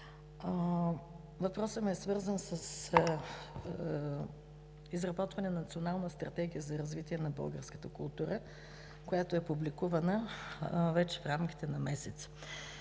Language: Bulgarian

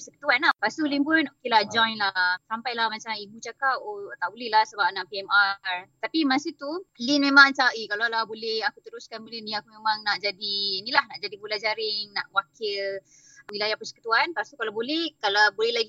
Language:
Malay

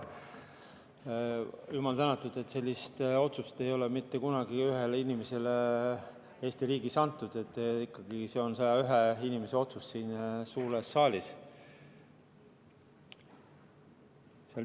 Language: Estonian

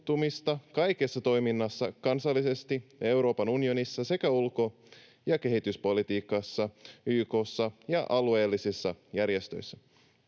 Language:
Finnish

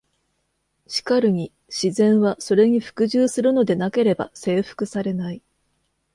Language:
Japanese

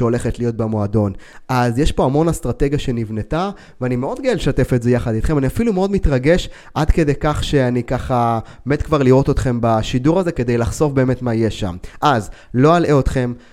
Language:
Hebrew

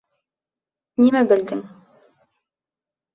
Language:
Bashkir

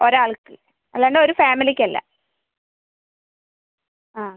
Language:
Malayalam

